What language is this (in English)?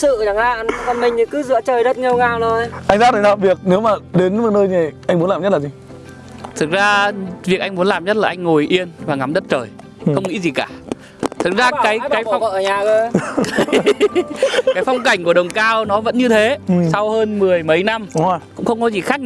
Vietnamese